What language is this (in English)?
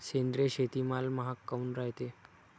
Marathi